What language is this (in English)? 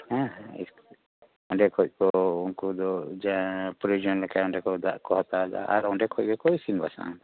Santali